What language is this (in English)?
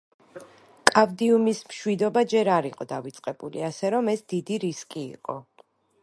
Georgian